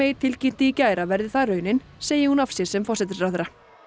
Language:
Icelandic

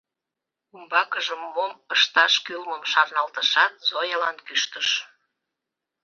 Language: Mari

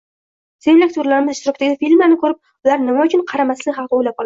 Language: Uzbek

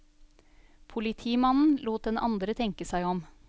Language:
Norwegian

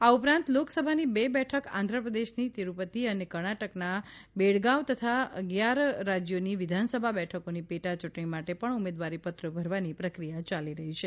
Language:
Gujarati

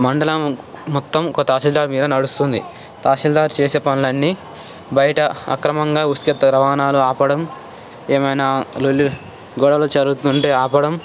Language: Telugu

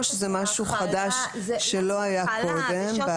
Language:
Hebrew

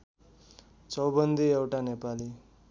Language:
Nepali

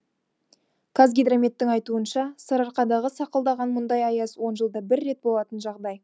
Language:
Kazakh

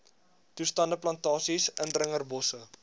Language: Afrikaans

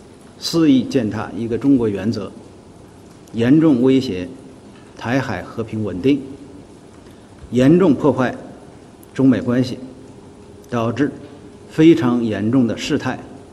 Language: Chinese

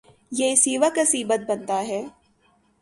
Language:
Urdu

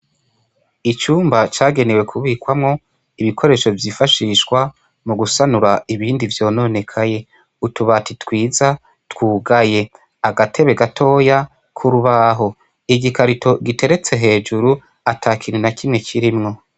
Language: Rundi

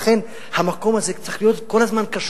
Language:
Hebrew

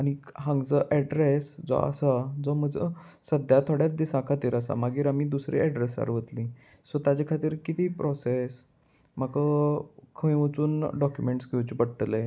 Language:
Konkani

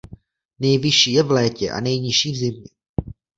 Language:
Czech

